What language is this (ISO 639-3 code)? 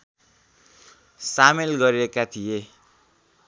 nep